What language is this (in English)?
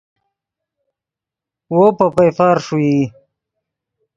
Yidgha